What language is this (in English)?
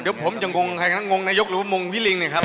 Thai